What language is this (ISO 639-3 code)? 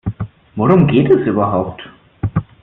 deu